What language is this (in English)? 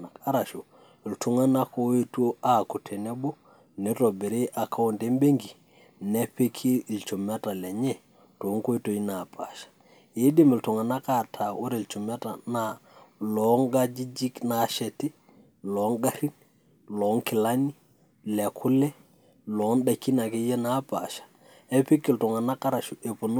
Masai